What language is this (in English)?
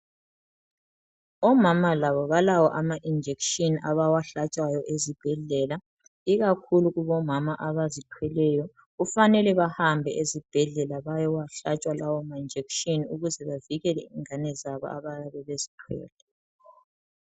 North Ndebele